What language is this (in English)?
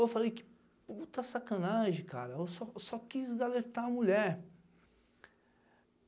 Portuguese